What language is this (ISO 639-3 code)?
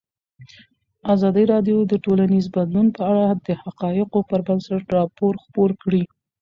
pus